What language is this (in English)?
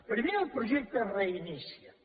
Catalan